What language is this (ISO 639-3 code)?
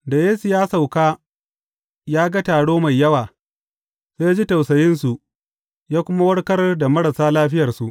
hau